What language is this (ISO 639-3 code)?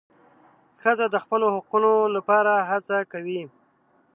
pus